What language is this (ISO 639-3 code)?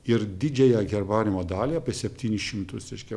lit